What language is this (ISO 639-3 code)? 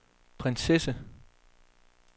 dan